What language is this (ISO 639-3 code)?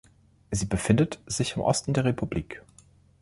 deu